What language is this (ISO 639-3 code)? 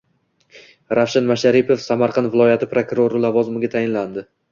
uzb